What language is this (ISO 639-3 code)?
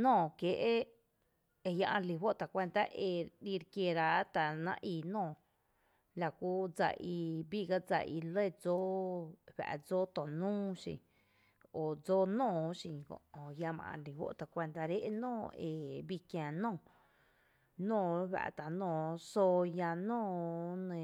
cte